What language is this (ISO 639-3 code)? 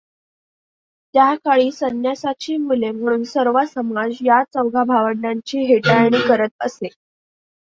mar